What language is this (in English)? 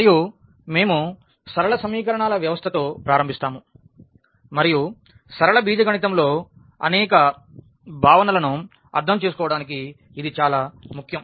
Telugu